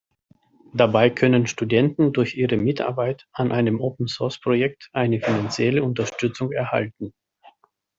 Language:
German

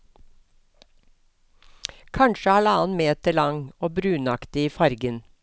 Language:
Norwegian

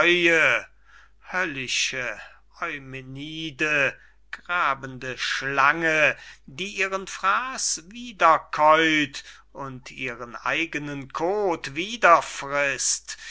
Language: German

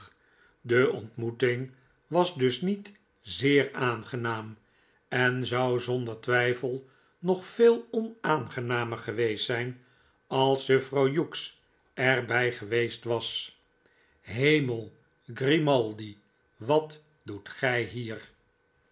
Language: Dutch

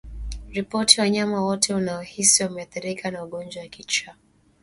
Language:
Swahili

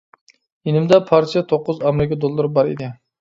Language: Uyghur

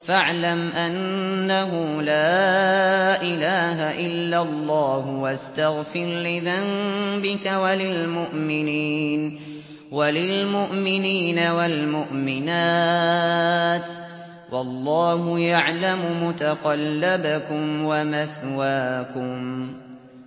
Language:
Arabic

